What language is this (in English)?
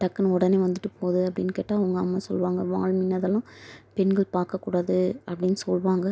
Tamil